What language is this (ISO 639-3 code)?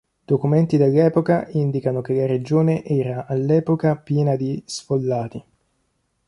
ita